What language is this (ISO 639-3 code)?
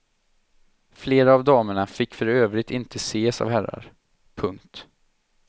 swe